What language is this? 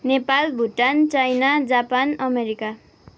Nepali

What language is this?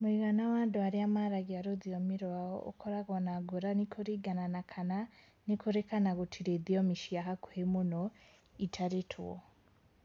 Kikuyu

